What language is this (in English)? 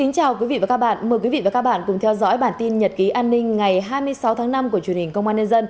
Vietnamese